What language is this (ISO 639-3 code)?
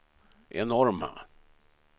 swe